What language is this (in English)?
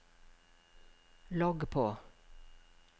Norwegian